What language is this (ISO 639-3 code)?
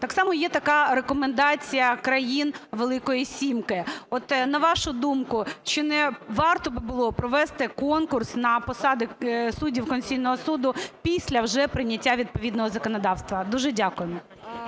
ukr